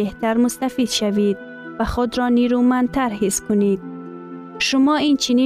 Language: Persian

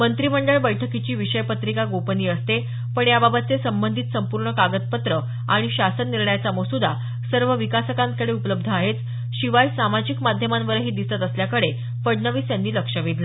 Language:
Marathi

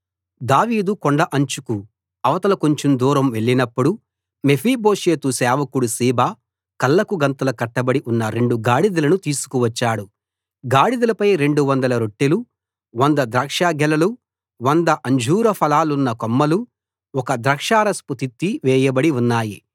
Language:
Telugu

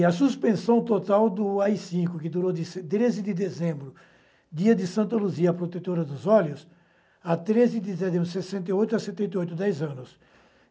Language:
Portuguese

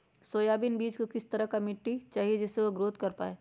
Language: Magahi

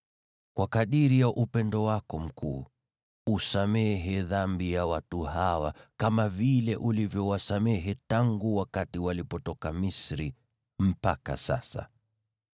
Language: Swahili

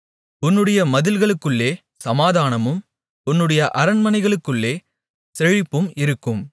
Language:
Tamil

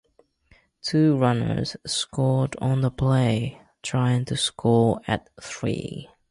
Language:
English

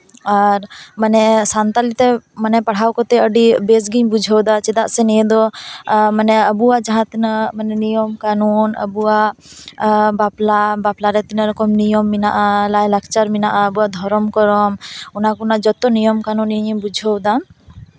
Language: Santali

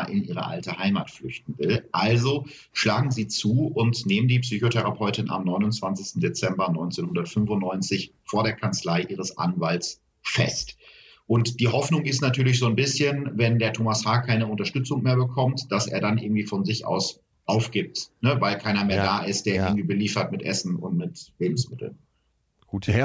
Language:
German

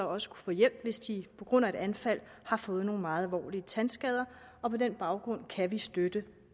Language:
Danish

